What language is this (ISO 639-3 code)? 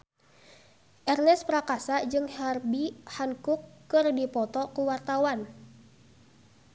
sun